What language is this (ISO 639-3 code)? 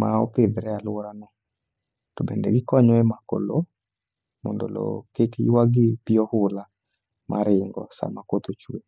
luo